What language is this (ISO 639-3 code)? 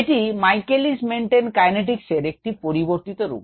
ben